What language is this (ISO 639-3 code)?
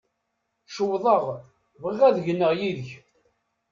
kab